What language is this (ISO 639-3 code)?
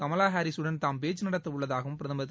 tam